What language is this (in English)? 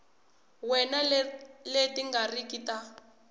Tsonga